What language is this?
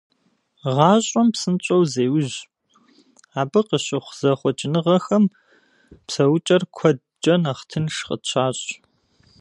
Kabardian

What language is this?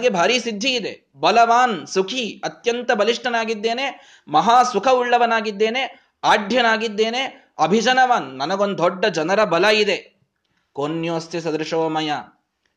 Kannada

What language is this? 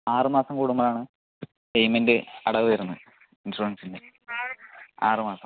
Malayalam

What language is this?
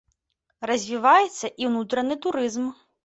Belarusian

